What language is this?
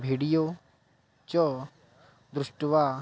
Sanskrit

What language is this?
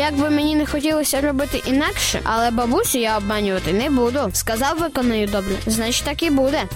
Ukrainian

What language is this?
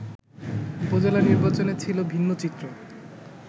Bangla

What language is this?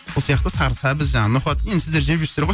Kazakh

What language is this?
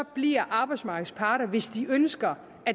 Danish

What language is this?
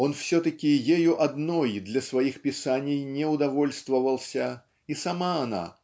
Russian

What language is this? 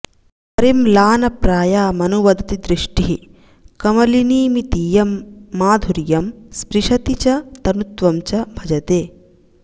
Sanskrit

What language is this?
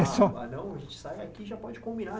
Portuguese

